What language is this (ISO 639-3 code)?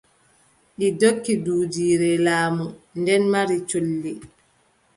fub